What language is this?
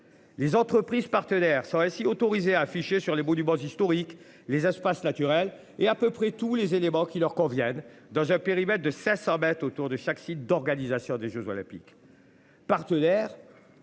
French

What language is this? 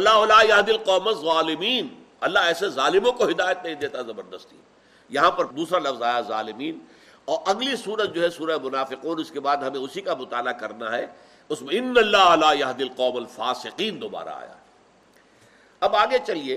Urdu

